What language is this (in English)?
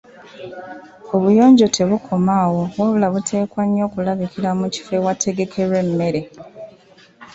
Ganda